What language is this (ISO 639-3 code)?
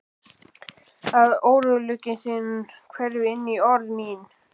isl